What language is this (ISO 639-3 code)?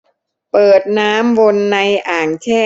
tha